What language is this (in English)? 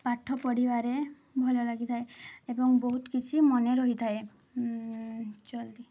Odia